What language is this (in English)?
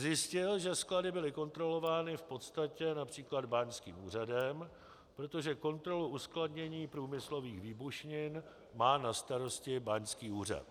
Czech